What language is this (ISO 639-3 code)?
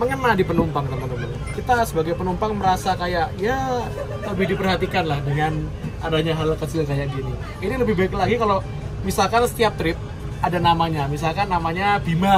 ind